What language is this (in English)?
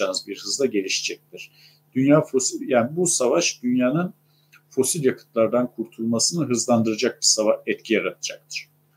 Turkish